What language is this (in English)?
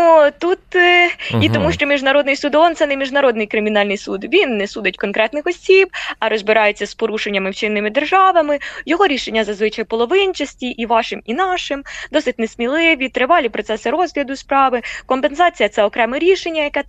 Ukrainian